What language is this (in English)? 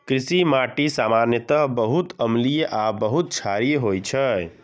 Maithili